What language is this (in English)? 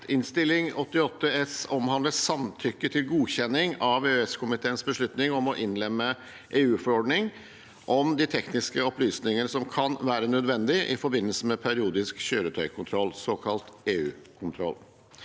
Norwegian